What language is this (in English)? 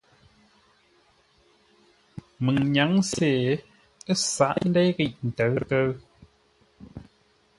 Ngombale